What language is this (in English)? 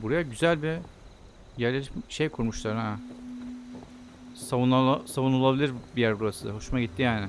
Turkish